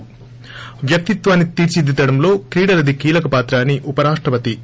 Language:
Telugu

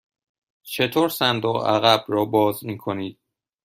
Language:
Persian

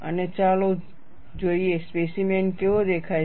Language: Gujarati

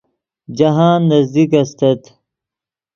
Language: Yidgha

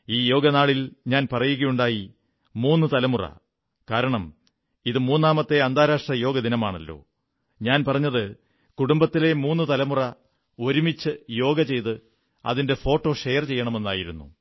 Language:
Malayalam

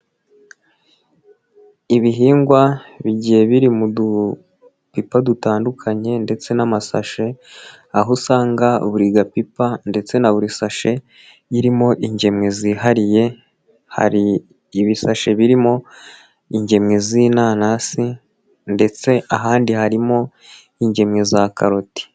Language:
Kinyarwanda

